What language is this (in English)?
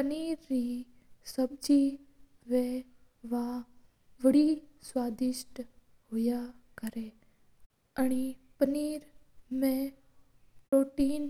Mewari